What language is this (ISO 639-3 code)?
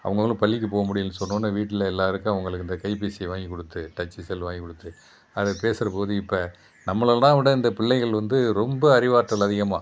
tam